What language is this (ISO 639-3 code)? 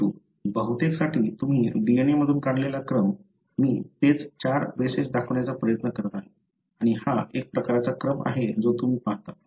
mar